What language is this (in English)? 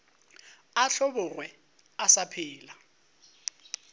Northern Sotho